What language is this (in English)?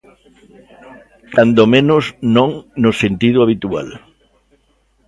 Galician